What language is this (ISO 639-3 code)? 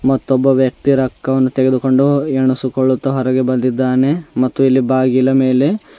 kan